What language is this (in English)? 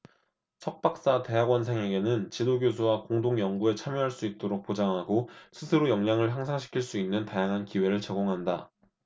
Korean